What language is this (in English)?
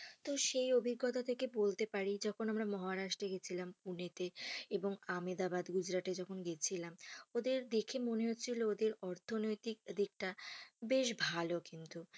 Bangla